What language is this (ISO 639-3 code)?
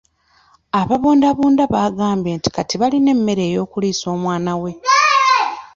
lug